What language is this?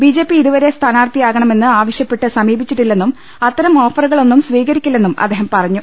Malayalam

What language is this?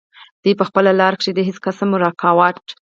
Pashto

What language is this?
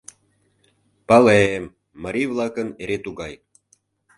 Mari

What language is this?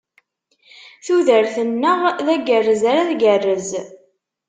Kabyle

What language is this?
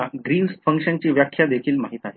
Marathi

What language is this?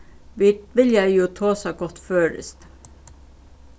Faroese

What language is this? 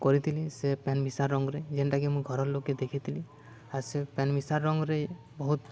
Odia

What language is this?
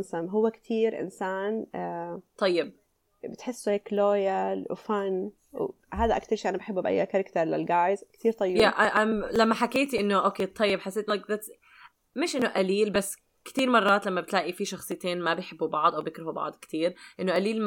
Arabic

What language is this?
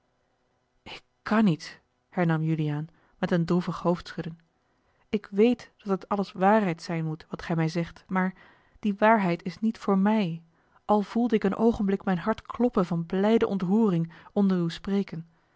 Dutch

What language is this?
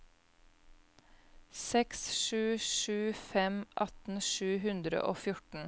Norwegian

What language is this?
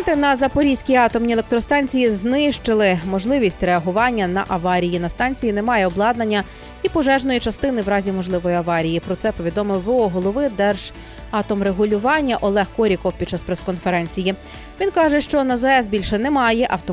Ukrainian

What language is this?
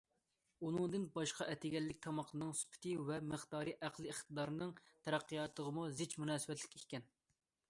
Uyghur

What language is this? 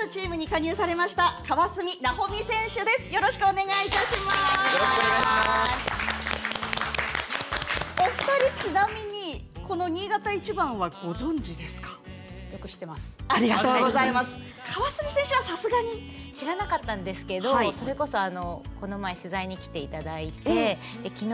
Japanese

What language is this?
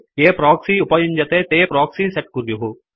Sanskrit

